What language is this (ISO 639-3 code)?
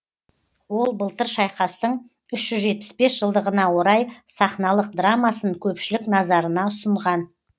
kaz